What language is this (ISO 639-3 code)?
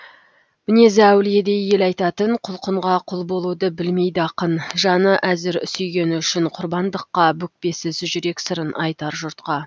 kaz